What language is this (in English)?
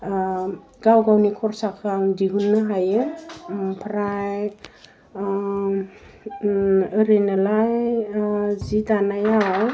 Bodo